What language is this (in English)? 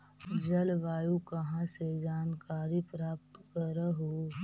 Magahi